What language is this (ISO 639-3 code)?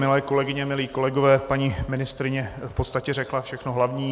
ces